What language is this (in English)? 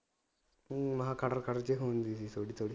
Punjabi